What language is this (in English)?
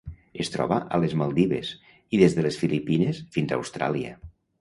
Catalan